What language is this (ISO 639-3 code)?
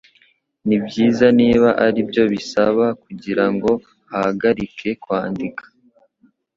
kin